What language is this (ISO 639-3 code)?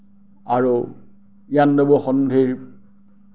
asm